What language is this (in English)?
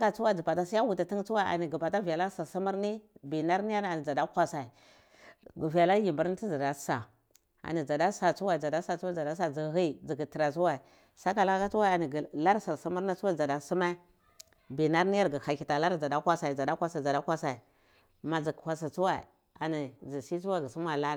Cibak